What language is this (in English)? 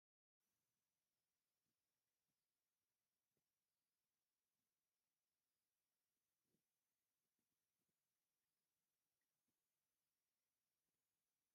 Tigrinya